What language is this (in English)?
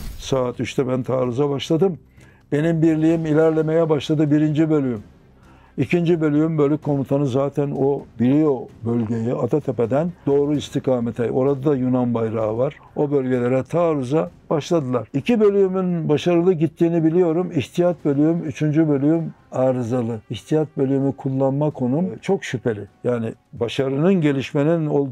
Turkish